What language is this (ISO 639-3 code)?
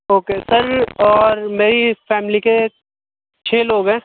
urd